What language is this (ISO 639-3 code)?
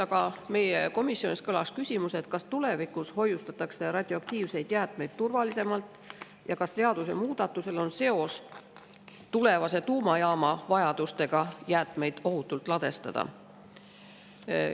est